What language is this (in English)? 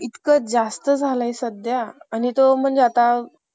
Marathi